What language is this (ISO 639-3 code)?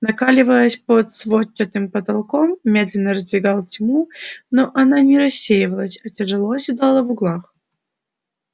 rus